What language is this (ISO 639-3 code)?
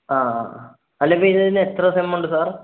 mal